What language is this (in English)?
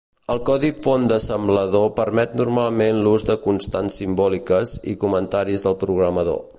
Catalan